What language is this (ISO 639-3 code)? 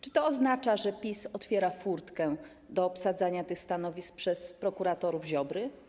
pol